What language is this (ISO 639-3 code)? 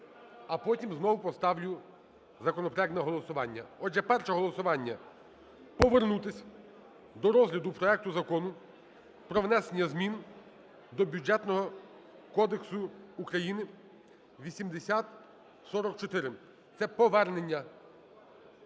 ukr